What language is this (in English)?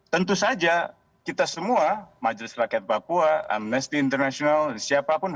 Indonesian